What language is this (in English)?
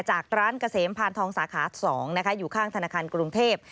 Thai